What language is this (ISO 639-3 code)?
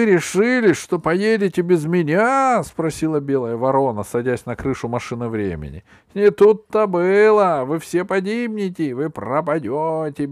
rus